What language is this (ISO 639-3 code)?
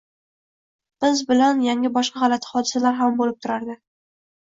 uzb